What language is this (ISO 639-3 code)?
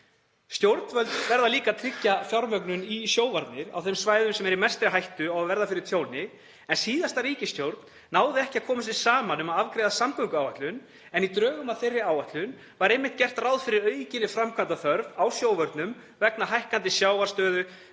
isl